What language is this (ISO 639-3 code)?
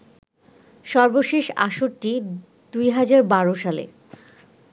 ben